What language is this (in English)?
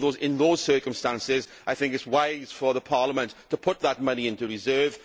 English